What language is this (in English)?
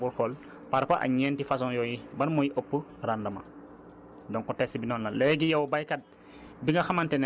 Wolof